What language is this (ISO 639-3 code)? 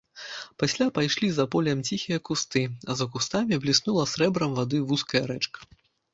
bel